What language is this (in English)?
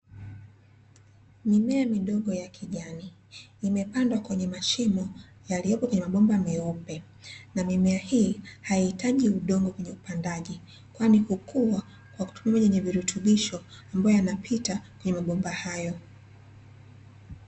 Swahili